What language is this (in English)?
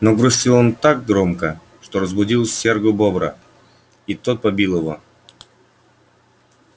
Russian